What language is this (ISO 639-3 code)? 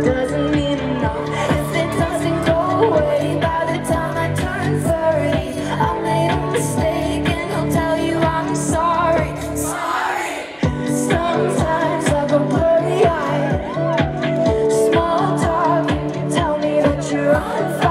eng